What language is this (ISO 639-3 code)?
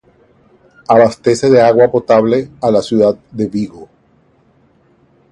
spa